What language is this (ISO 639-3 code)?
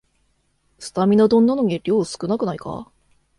jpn